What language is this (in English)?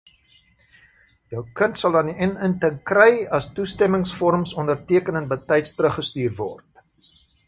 Afrikaans